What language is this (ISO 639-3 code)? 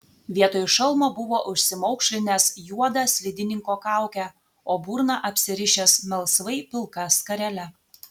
lit